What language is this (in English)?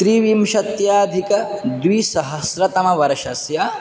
Sanskrit